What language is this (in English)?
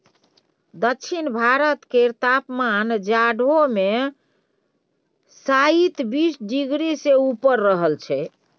Maithili